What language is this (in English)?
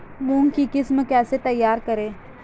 Hindi